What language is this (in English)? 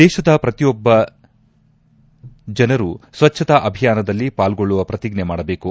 Kannada